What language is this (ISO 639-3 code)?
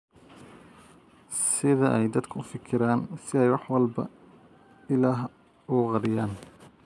som